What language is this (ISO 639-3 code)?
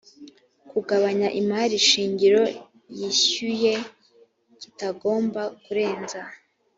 kin